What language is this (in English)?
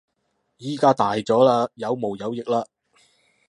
Cantonese